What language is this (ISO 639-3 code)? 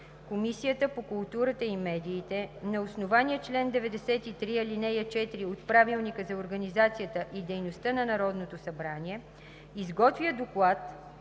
bul